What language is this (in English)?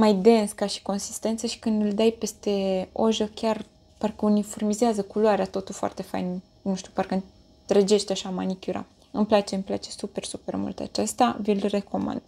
Romanian